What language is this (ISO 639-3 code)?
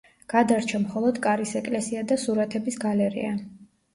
kat